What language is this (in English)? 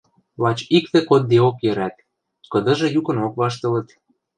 Western Mari